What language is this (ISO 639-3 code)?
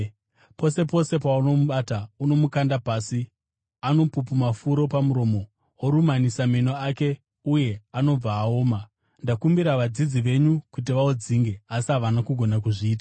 sna